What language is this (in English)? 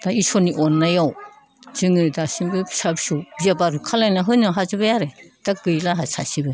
Bodo